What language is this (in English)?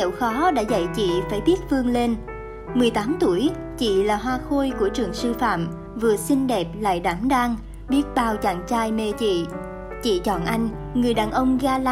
Vietnamese